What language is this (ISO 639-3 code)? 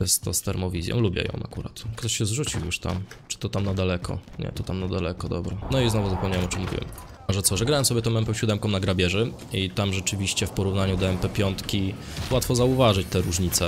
pol